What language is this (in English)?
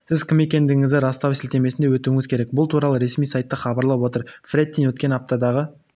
Kazakh